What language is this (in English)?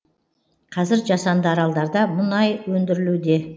Kazakh